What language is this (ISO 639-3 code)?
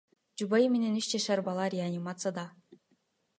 kir